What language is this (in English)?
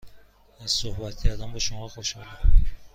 Persian